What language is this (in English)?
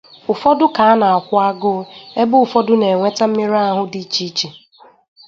Igbo